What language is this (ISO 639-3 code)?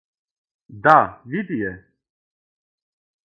srp